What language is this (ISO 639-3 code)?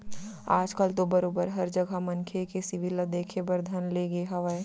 hne